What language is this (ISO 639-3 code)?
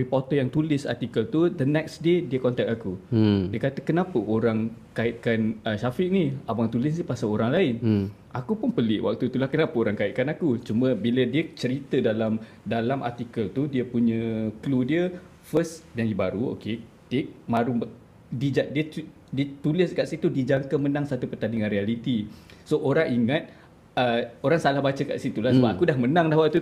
msa